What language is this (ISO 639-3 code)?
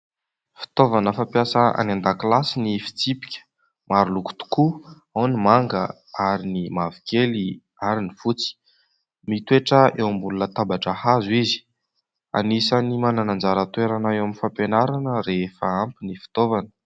mlg